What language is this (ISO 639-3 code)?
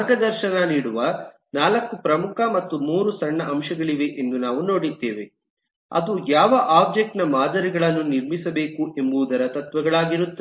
kan